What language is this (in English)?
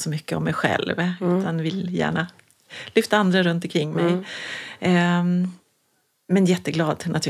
Swedish